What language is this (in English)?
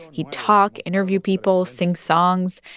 English